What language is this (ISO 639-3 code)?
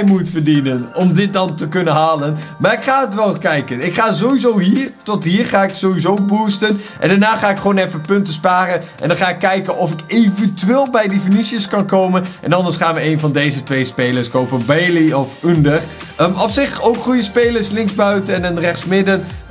nld